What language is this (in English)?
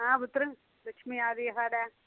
Dogri